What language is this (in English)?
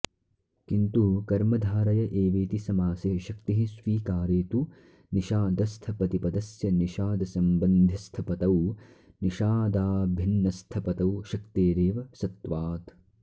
Sanskrit